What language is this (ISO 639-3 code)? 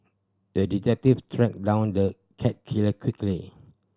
eng